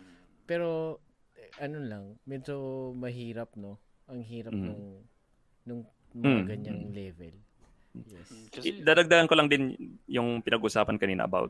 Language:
Filipino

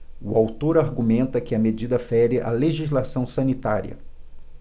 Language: Portuguese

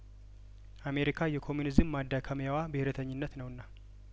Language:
Amharic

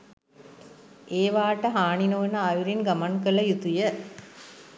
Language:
Sinhala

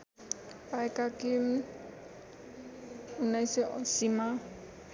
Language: Nepali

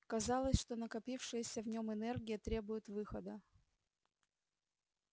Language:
Russian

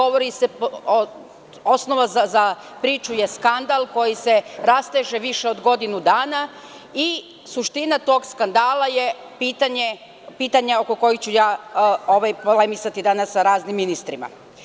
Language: Serbian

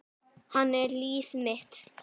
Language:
Icelandic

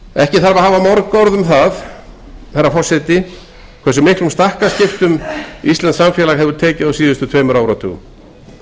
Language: Icelandic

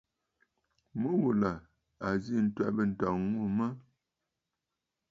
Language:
Bafut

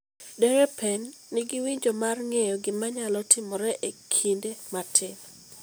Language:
Luo (Kenya and Tanzania)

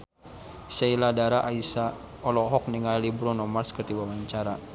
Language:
Sundanese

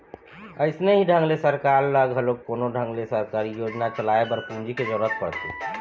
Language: Chhattisgarhi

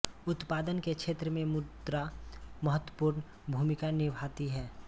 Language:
Hindi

